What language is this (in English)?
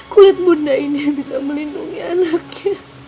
Indonesian